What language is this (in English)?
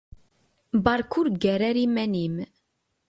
Kabyle